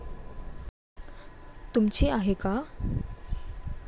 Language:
Marathi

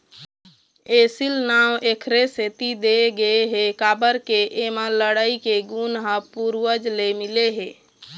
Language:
Chhattisgarhi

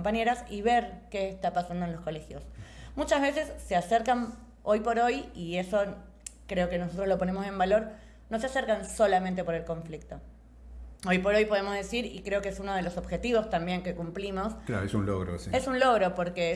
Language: Spanish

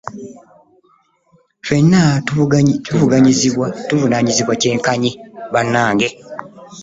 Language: Ganda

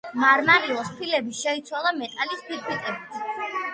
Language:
Georgian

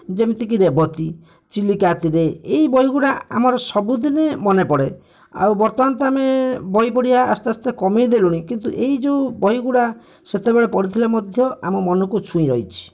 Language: Odia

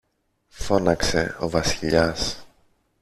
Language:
Greek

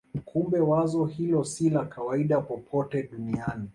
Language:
Swahili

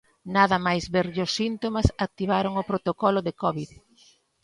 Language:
Galician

